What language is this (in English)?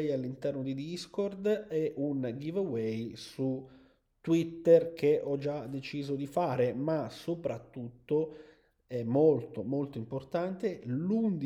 Italian